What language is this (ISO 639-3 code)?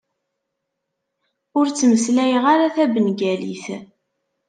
kab